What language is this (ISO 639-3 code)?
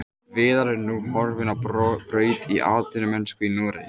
isl